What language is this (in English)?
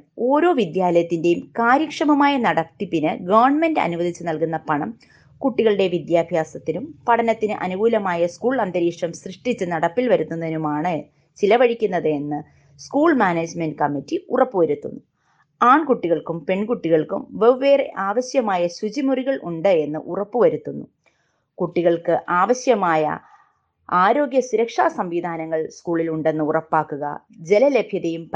Malayalam